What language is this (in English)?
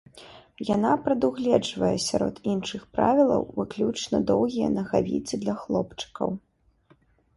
Belarusian